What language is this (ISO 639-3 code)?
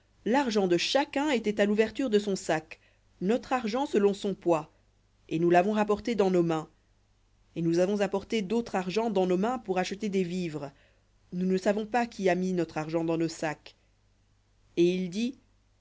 fra